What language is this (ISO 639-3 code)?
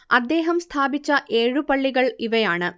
mal